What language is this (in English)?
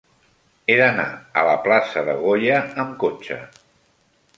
Catalan